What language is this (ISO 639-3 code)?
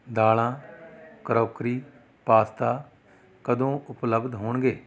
pan